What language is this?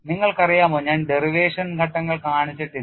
Malayalam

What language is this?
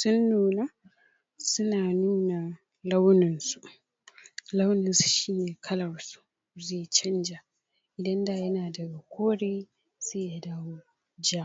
Hausa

